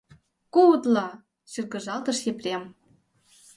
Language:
Mari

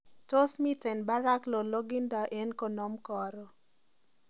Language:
Kalenjin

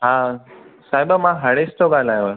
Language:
Sindhi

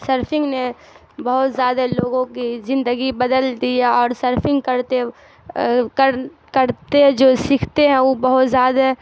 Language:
Urdu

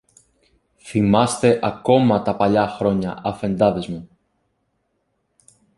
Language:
Greek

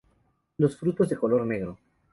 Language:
Spanish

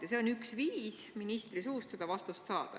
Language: Estonian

